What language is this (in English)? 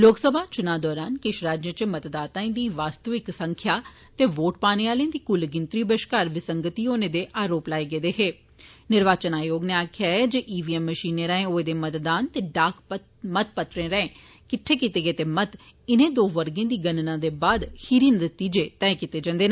Dogri